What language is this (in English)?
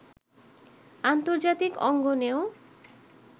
Bangla